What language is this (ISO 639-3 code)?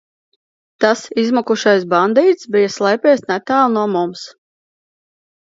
lav